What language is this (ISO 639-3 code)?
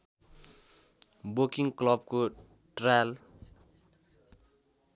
nep